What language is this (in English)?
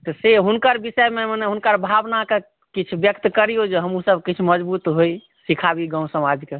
Maithili